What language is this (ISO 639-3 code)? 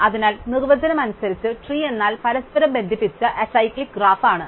mal